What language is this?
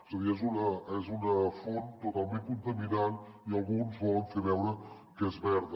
Catalan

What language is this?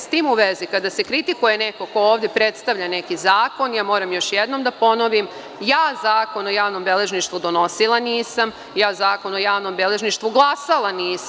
Serbian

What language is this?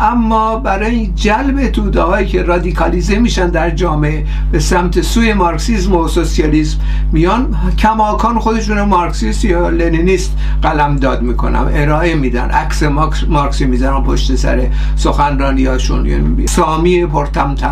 Persian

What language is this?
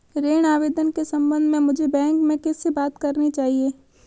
Hindi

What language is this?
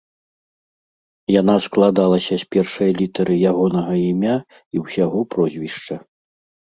Belarusian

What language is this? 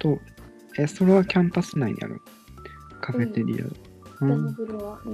Japanese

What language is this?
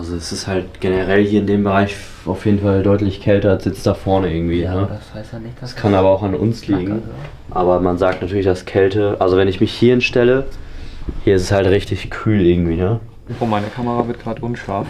German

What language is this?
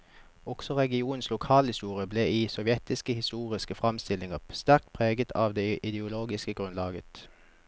Norwegian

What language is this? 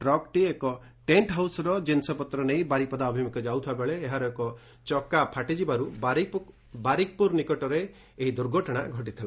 Odia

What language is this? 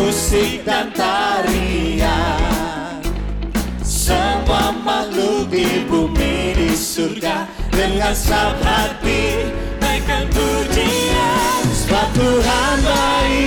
Indonesian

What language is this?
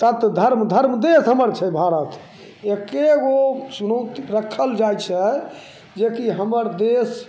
Maithili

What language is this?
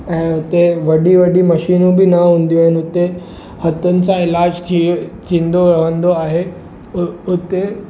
Sindhi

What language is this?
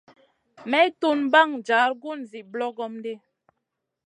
Masana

